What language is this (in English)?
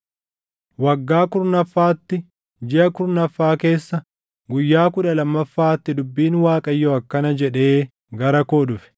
Oromo